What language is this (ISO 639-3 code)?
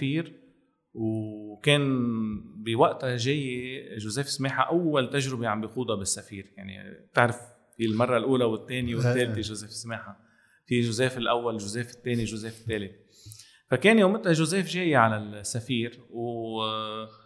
ara